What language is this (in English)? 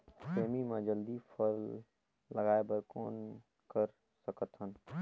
Chhattisgarhi